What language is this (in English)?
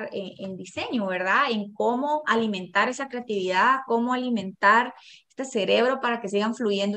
Spanish